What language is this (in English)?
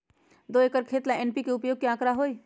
Magahi